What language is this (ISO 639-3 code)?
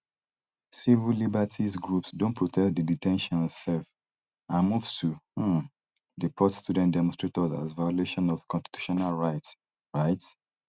pcm